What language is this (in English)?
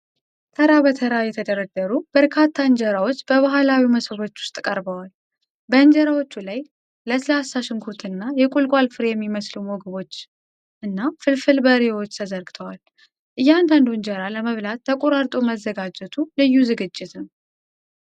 Amharic